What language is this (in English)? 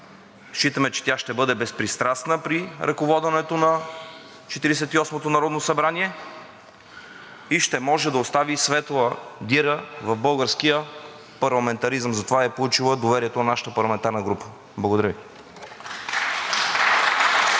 Bulgarian